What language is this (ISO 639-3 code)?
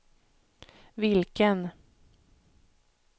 swe